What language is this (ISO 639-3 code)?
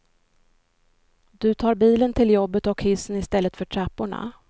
swe